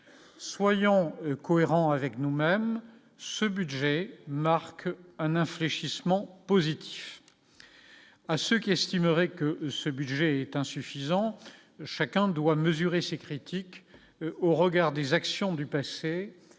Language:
French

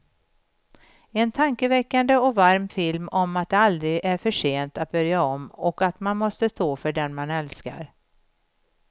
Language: Swedish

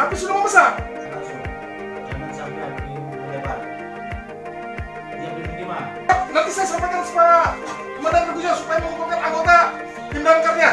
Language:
Indonesian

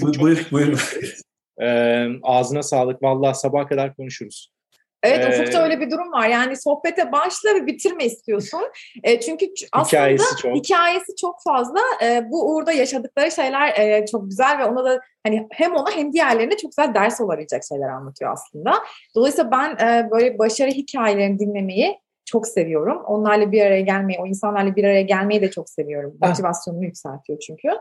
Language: Turkish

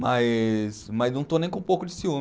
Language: Portuguese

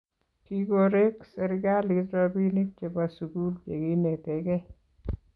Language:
Kalenjin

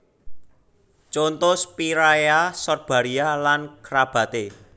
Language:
Javanese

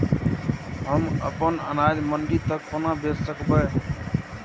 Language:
Maithili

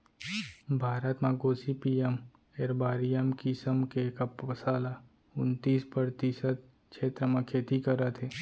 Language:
Chhattisgarhi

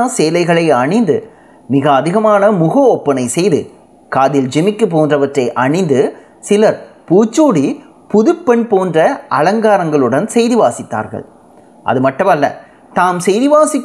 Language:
Tamil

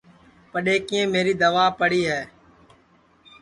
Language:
Sansi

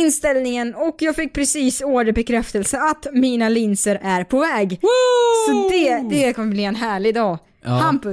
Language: Swedish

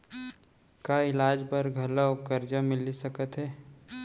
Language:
Chhattisgarhi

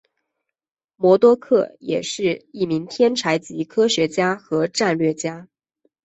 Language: Chinese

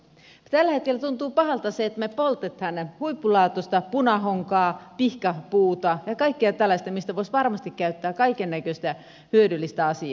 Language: Finnish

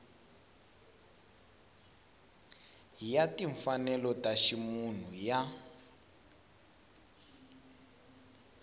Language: Tsonga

